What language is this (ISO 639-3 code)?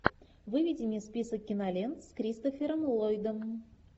rus